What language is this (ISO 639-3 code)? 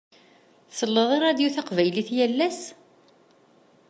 kab